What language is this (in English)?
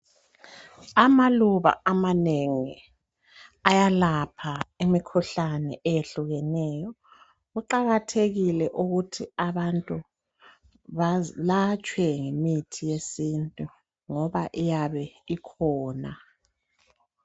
North Ndebele